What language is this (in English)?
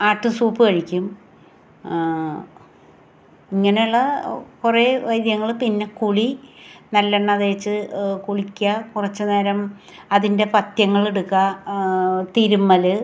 Malayalam